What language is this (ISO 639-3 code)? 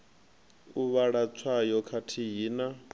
ven